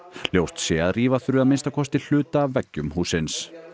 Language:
Icelandic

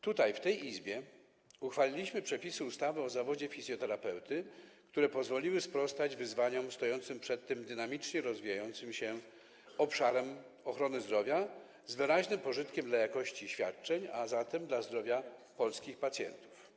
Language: Polish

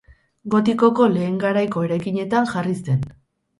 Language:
Basque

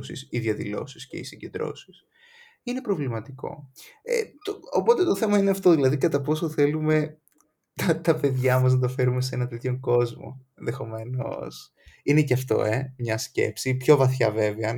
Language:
Greek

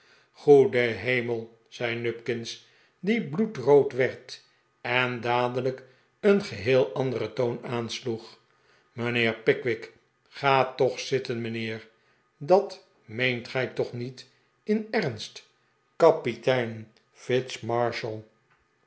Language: Dutch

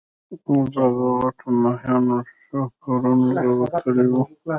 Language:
Pashto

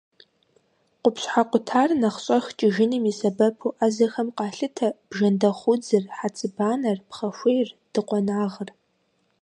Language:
Kabardian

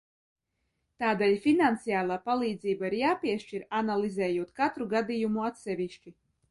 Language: Latvian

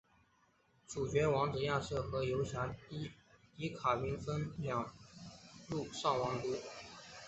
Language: Chinese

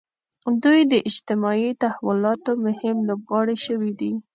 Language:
Pashto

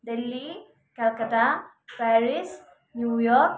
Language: Nepali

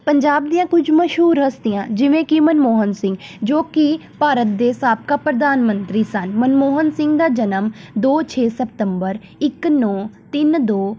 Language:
Punjabi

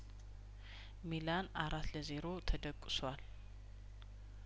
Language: Amharic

